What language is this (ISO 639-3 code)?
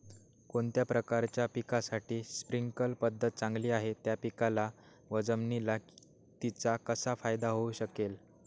mar